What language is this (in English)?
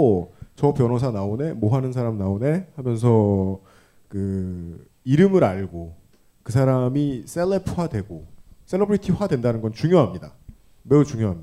Korean